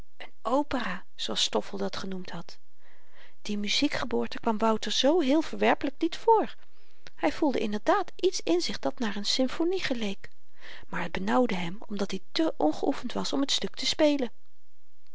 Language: Dutch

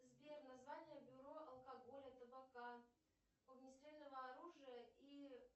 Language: Russian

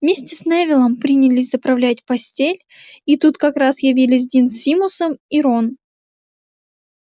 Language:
Russian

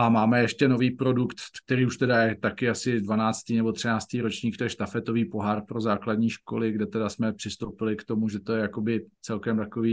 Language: Czech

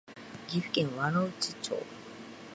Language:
Japanese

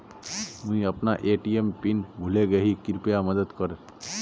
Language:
Magahi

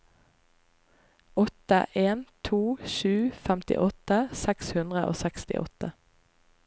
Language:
Norwegian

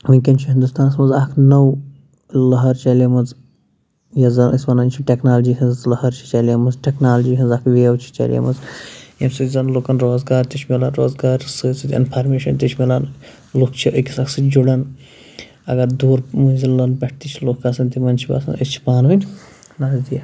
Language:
Kashmiri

